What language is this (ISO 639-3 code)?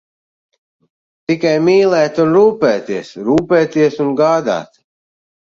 lav